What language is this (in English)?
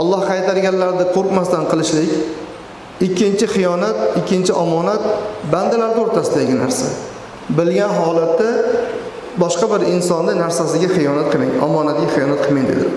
Turkish